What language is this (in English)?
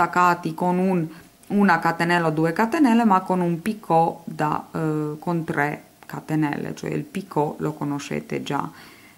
Italian